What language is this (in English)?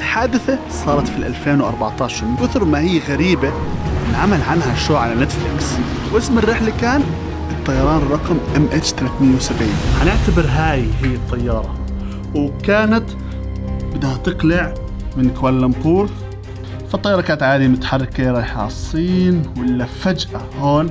Arabic